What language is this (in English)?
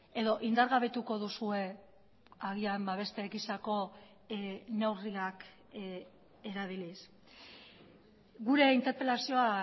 Basque